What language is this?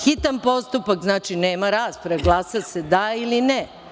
Serbian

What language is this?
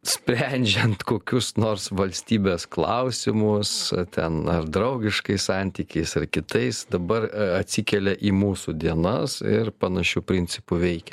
Lithuanian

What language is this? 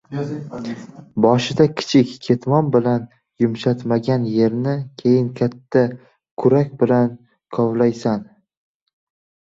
Uzbek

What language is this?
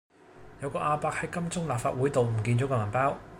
Cantonese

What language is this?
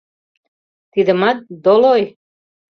Mari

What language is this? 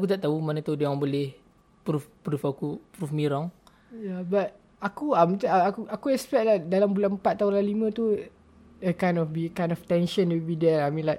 Malay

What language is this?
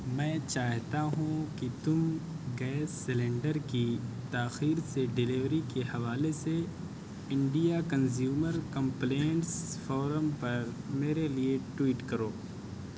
Urdu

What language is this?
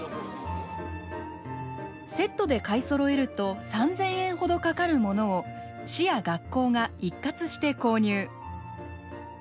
Japanese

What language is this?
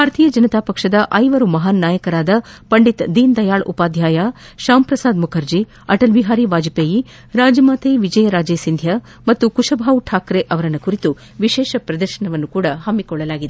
Kannada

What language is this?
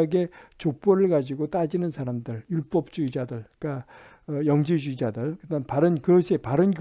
Korean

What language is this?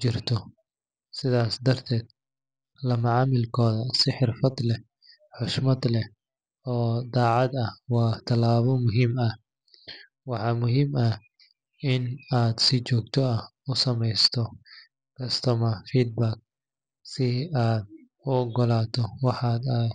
Somali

